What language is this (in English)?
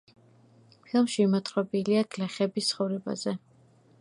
Georgian